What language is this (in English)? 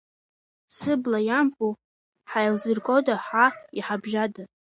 Abkhazian